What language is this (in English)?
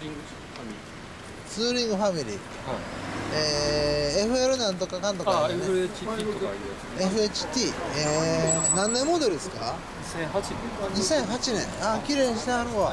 Japanese